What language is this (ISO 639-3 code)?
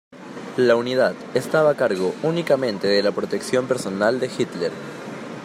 spa